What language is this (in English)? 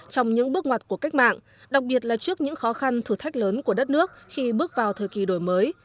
Vietnamese